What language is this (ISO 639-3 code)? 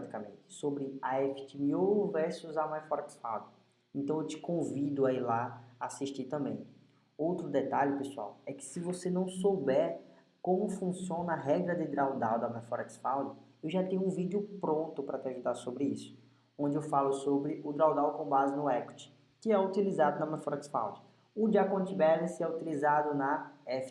por